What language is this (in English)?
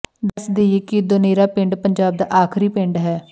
Punjabi